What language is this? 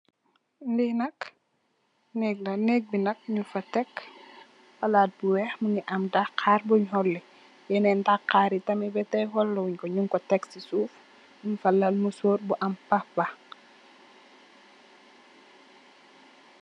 Wolof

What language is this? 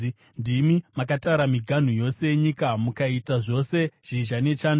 Shona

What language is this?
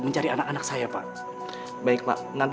Indonesian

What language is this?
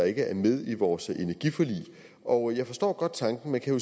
Danish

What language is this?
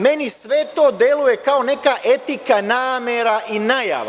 Serbian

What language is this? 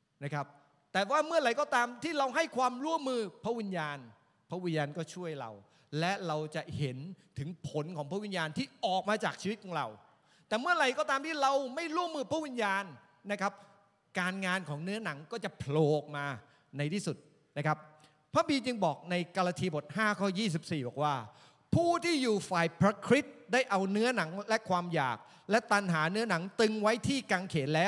Thai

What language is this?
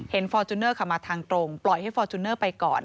Thai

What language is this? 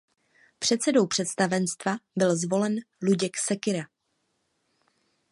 Czech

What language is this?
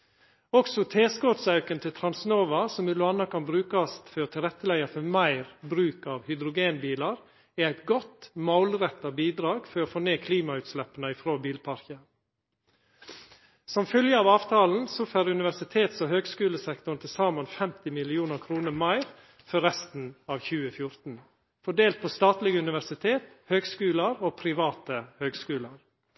Norwegian Nynorsk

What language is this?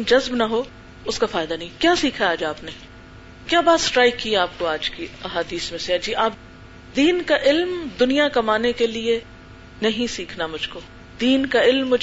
Urdu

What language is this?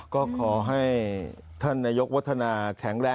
Thai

